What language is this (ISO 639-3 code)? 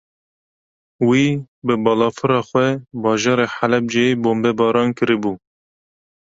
kur